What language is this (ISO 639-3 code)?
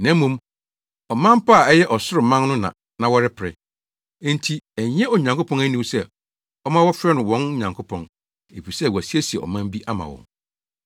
aka